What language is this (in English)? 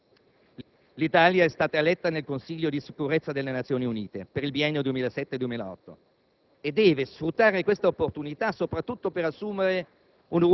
Italian